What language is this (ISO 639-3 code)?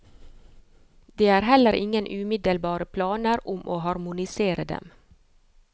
nor